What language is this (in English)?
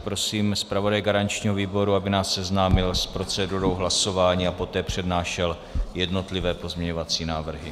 Czech